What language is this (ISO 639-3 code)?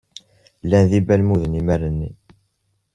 kab